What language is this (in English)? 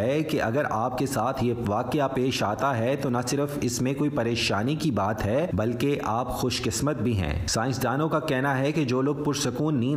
Urdu